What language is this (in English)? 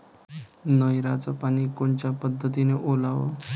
Marathi